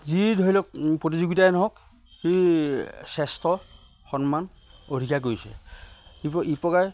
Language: Assamese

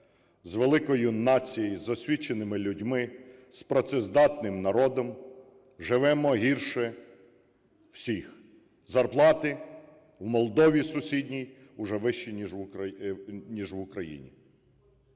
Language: Ukrainian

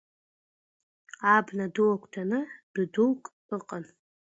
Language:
Abkhazian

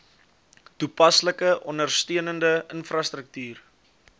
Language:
Afrikaans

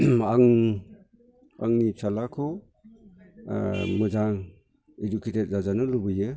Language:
Bodo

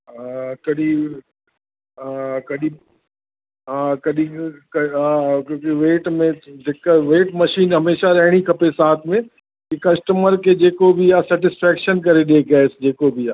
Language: Sindhi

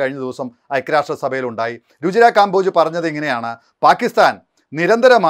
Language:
Polish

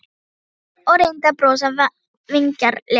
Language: Icelandic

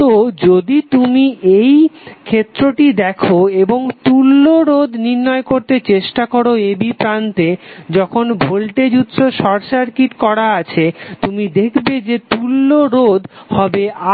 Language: Bangla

